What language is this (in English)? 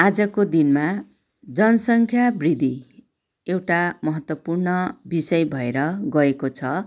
Nepali